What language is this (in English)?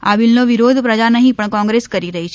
Gujarati